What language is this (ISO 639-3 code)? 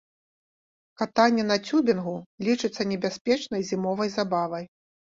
bel